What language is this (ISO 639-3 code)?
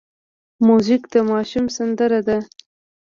pus